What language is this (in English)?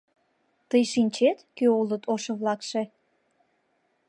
Mari